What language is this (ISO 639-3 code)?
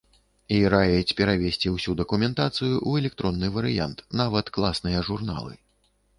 bel